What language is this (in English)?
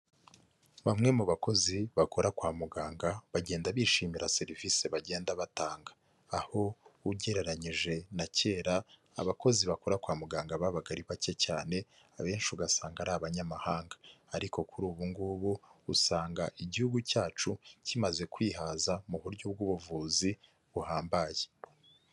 Kinyarwanda